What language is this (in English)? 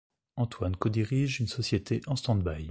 French